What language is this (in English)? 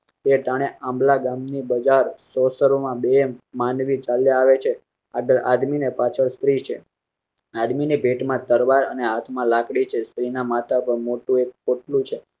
Gujarati